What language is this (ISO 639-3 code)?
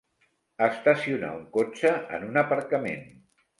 cat